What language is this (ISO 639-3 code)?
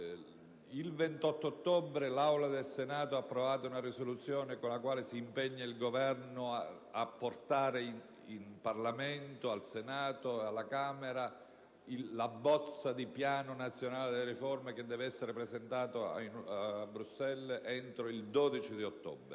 ita